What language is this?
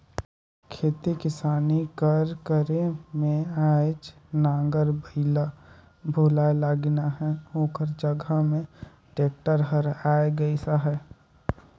Chhattisgarhi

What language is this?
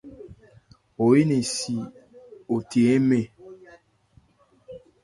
Ebrié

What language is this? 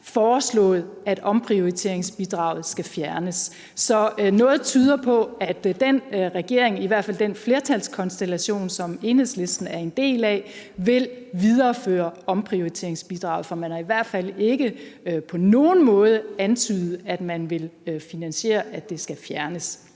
Danish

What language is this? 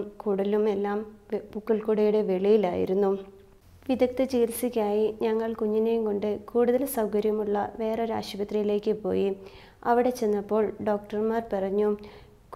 Malayalam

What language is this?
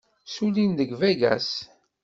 Kabyle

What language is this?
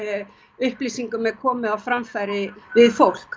Icelandic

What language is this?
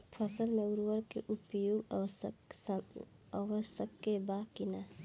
Bhojpuri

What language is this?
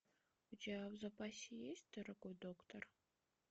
Russian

